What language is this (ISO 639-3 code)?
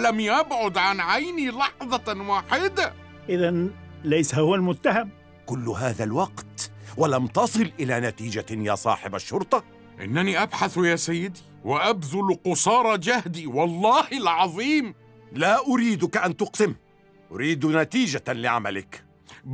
ara